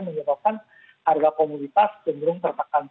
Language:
Indonesian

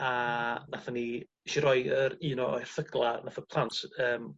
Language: Welsh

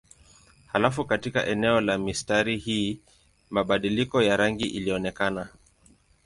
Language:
Swahili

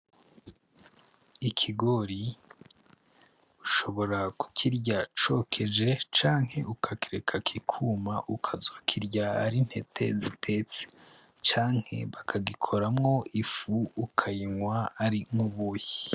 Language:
Rundi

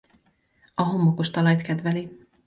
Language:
Hungarian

